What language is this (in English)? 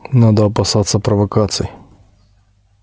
Russian